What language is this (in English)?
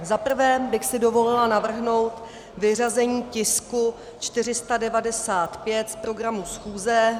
Czech